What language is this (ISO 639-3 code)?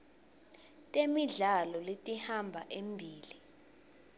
ssw